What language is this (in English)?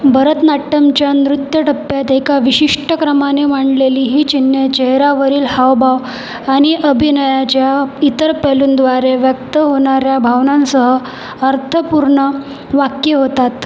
Marathi